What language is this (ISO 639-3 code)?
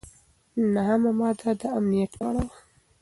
pus